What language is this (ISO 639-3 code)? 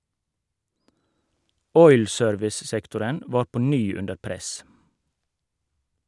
nor